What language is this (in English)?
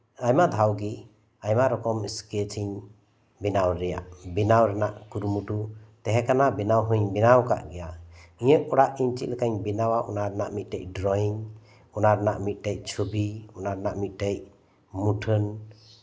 Santali